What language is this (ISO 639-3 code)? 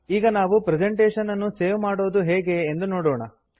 kan